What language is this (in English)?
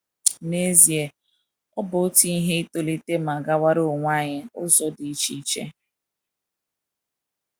Igbo